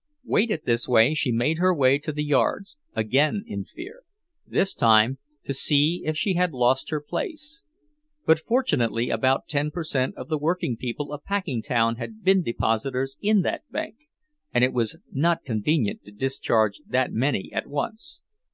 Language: English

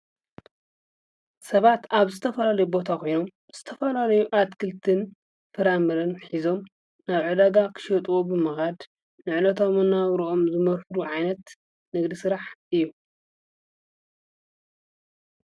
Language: Tigrinya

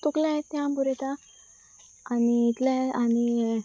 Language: Konkani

